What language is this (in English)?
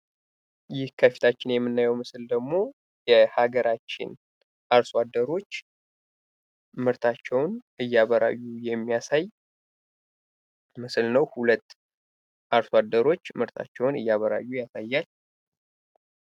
Amharic